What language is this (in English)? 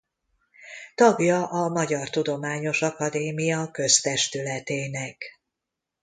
Hungarian